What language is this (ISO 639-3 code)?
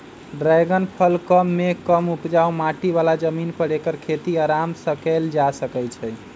mag